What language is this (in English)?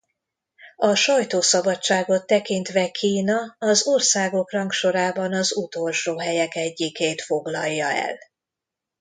Hungarian